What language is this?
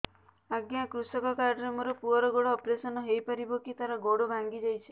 Odia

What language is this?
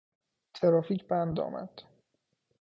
Persian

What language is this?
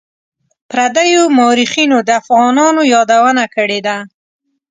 Pashto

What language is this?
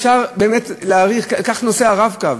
Hebrew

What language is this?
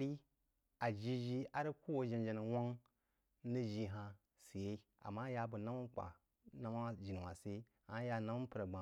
Jiba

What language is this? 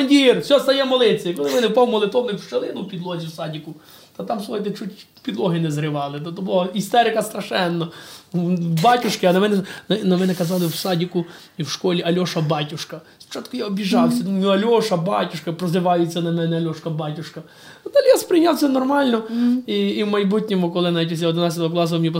Ukrainian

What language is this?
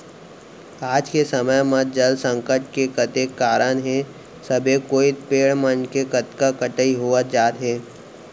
Chhattisgarhi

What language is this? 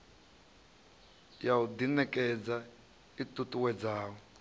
Venda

